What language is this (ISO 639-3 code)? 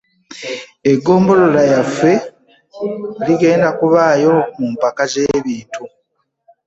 lug